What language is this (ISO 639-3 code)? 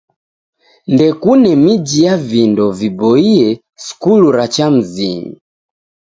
dav